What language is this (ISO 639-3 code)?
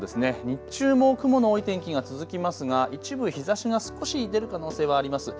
jpn